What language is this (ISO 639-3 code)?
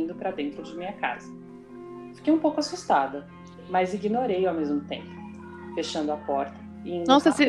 por